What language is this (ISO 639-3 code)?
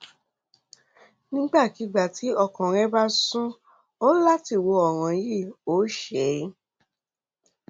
yor